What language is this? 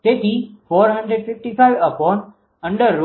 Gujarati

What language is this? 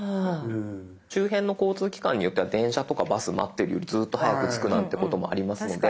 Japanese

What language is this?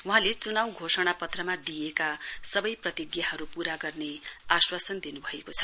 Nepali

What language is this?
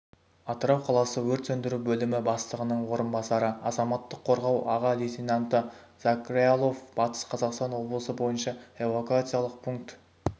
Kazakh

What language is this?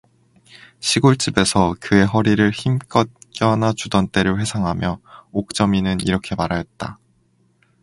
Korean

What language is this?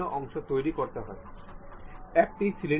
Bangla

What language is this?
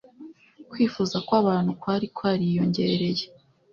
Kinyarwanda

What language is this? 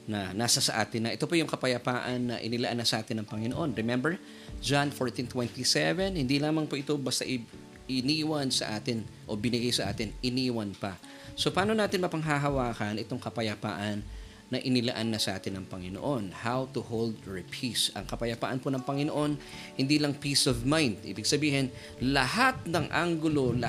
Filipino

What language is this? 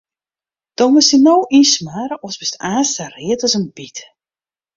Western Frisian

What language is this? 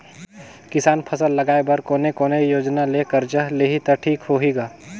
Chhattisgarhi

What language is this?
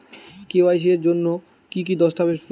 Bangla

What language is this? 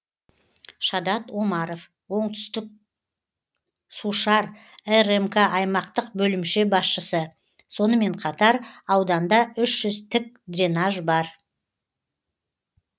Kazakh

